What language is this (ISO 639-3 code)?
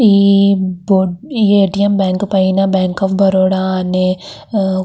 tel